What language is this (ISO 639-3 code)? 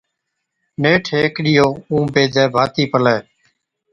odk